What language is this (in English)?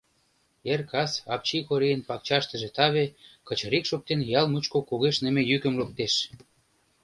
Mari